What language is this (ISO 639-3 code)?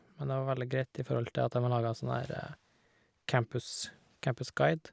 nor